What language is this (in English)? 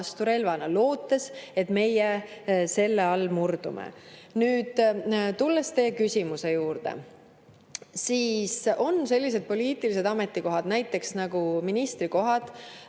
Estonian